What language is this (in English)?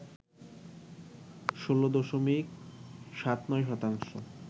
Bangla